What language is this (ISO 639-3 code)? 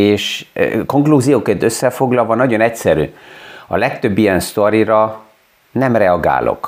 hun